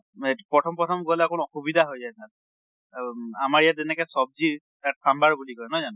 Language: Assamese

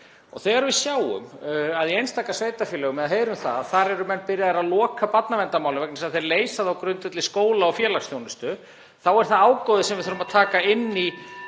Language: Icelandic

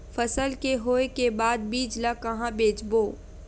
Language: Chhattisgarhi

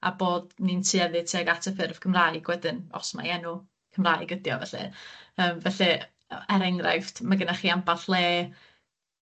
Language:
Welsh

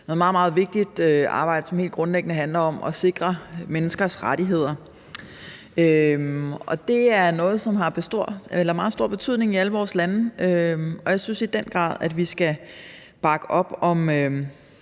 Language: Danish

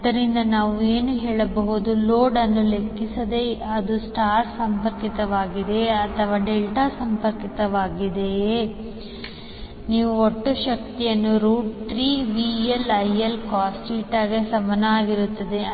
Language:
Kannada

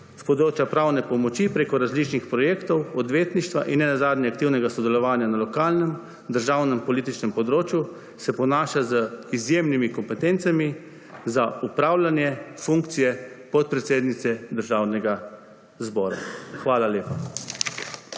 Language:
Slovenian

